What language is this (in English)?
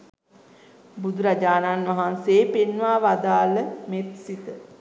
Sinhala